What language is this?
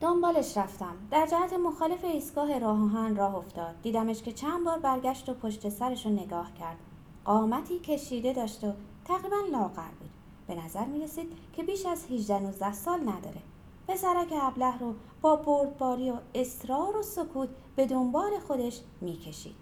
Persian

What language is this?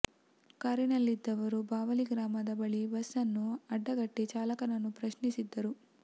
Kannada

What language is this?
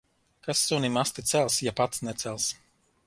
Latvian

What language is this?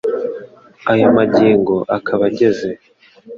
Kinyarwanda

